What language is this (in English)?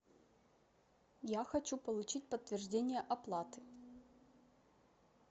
Russian